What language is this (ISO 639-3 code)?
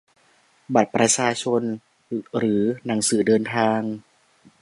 tha